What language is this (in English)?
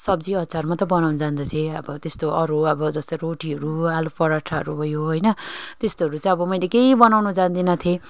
Nepali